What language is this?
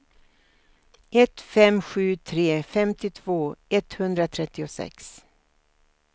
Swedish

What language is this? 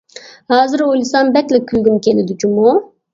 Uyghur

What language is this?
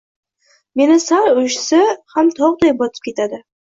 Uzbek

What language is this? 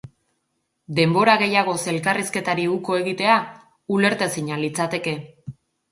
Basque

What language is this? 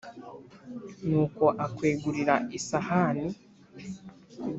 Kinyarwanda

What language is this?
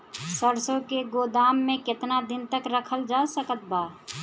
Bhojpuri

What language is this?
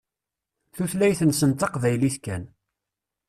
Kabyle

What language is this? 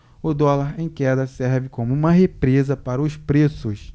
Portuguese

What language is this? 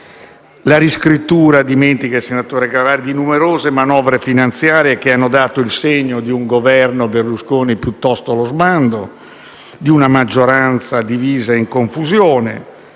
Italian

